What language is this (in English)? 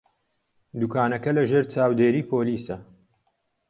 Central Kurdish